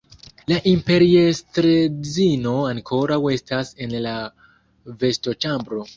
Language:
Esperanto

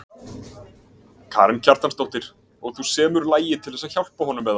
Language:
Icelandic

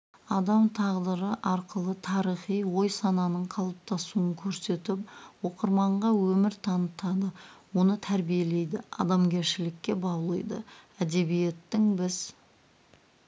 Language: Kazakh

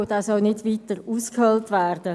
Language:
Swiss German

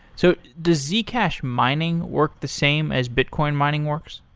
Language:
English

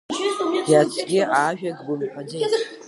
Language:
Abkhazian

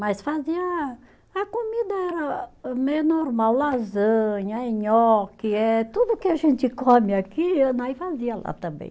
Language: Portuguese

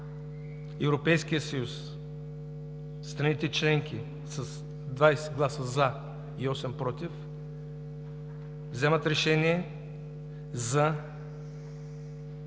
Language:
Bulgarian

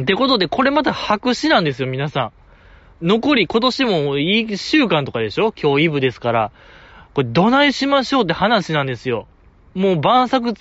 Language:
Japanese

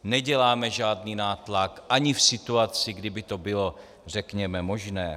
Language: Czech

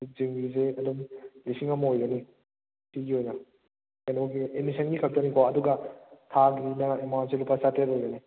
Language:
Manipuri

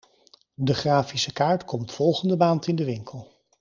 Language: Dutch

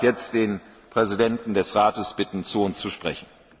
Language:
German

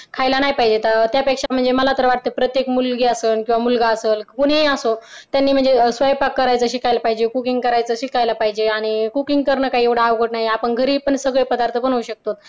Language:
Marathi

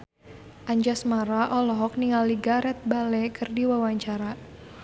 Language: Sundanese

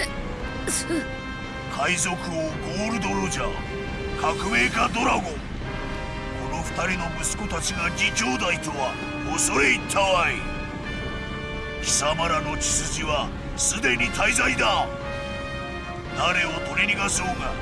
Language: Japanese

